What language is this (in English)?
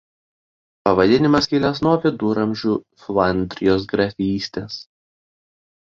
Lithuanian